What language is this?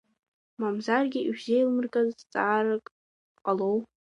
Abkhazian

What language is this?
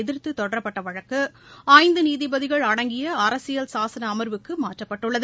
Tamil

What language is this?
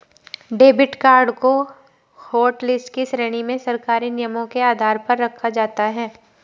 Hindi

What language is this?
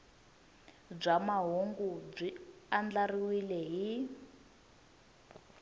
Tsonga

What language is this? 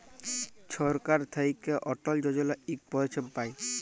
Bangla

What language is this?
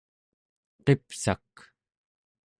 Central Yupik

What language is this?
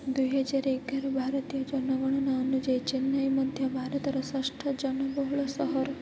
Odia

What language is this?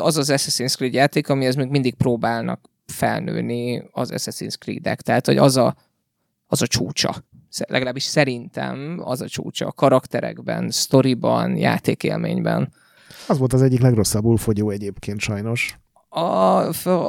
Hungarian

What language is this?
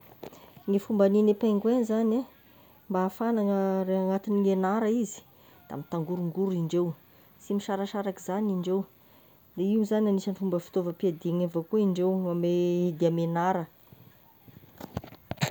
Tesaka Malagasy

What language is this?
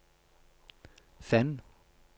Norwegian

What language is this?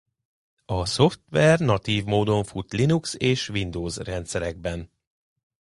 Hungarian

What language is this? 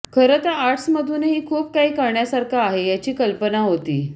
Marathi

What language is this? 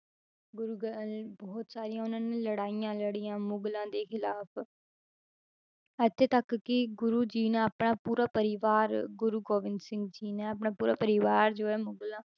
Punjabi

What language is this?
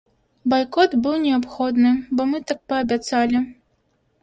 Belarusian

